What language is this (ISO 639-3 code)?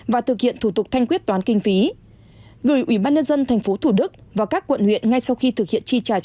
vie